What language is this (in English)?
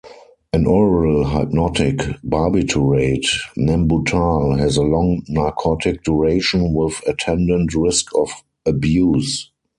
English